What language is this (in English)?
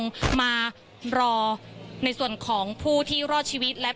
Thai